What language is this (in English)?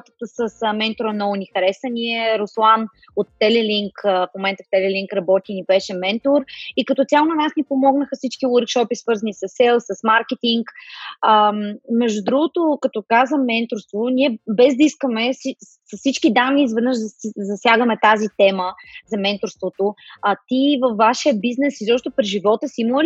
Bulgarian